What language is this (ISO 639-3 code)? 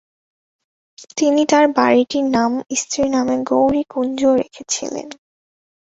ben